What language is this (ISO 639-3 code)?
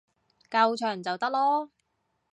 yue